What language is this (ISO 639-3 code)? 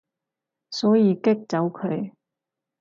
yue